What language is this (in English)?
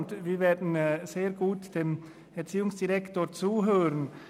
Swiss German